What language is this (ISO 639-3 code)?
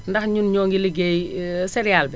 wol